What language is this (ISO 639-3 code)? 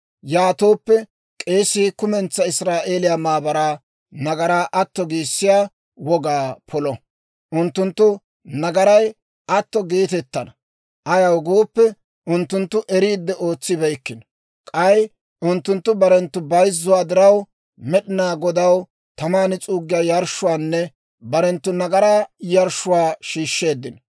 dwr